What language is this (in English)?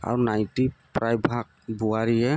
Assamese